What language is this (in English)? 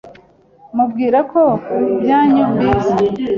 Kinyarwanda